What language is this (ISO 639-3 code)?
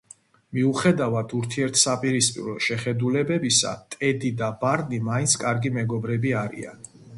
kat